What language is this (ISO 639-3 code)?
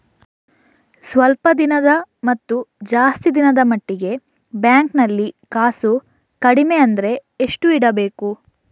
kan